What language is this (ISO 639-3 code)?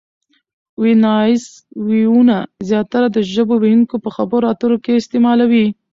pus